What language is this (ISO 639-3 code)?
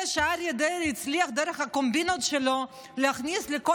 heb